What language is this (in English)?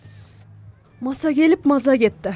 Kazakh